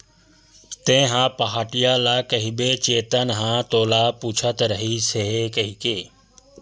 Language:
Chhattisgarhi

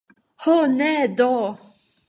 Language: Esperanto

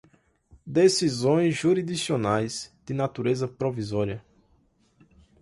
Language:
Portuguese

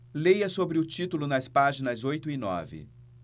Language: Portuguese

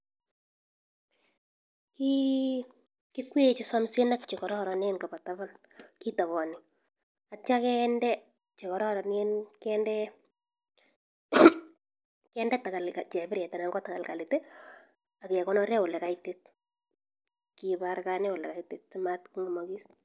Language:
Kalenjin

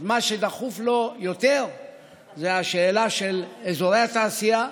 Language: Hebrew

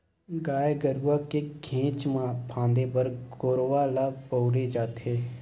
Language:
Chhattisgarhi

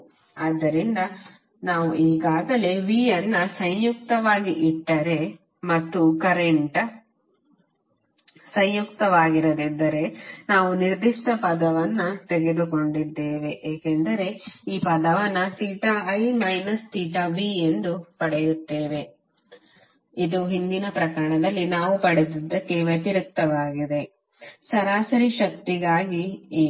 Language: Kannada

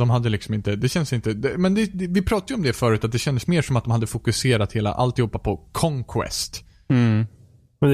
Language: Swedish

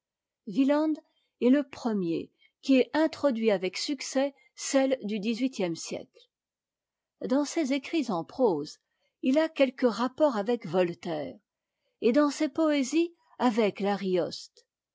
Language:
French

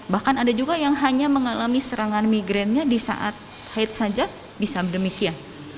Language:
Indonesian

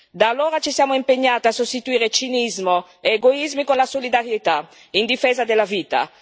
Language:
Italian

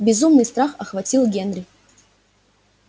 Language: Russian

